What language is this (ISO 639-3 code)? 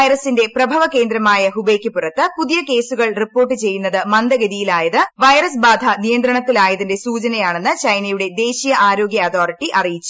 mal